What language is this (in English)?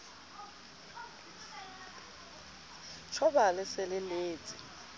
Southern Sotho